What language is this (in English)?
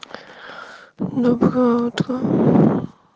Russian